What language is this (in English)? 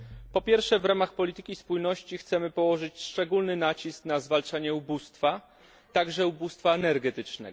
Polish